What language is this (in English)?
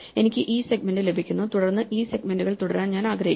Malayalam